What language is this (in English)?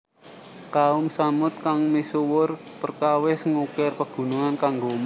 Javanese